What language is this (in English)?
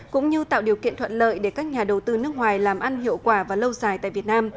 Vietnamese